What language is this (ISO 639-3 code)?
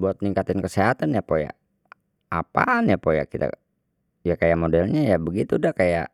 bew